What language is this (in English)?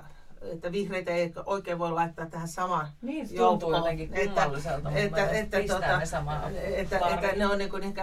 Finnish